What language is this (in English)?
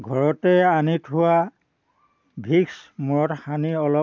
Assamese